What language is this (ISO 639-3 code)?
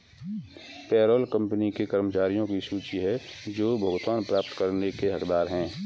hin